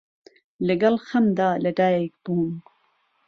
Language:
Central Kurdish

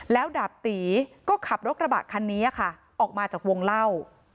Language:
Thai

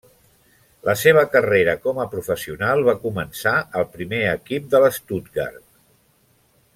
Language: Catalan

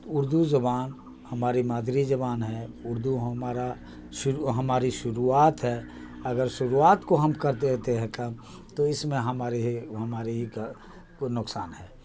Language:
Urdu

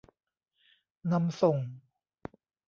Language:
Thai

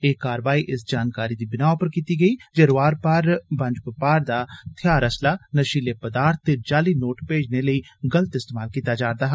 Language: Dogri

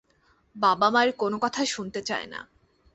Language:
Bangla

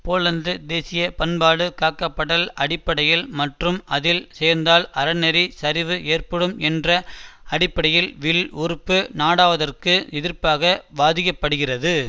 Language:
Tamil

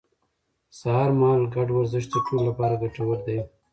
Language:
Pashto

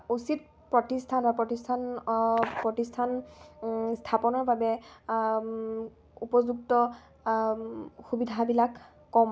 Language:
Assamese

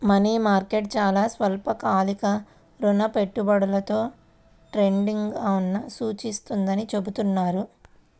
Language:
Telugu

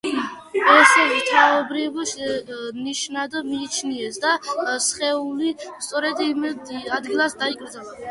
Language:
Georgian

